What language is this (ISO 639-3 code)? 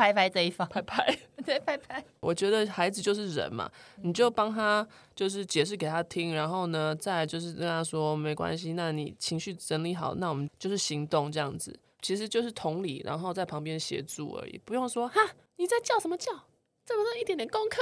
zho